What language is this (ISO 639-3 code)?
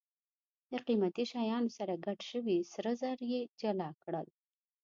pus